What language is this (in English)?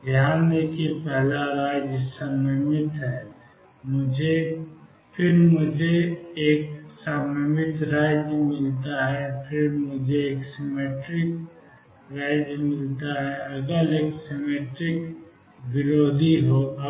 Hindi